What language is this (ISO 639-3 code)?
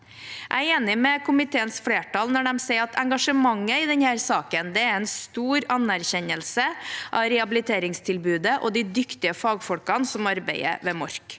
nor